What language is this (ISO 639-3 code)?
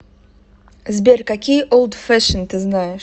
rus